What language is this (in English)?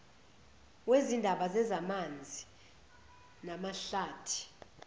Zulu